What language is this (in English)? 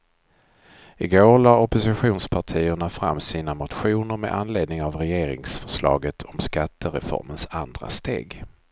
Swedish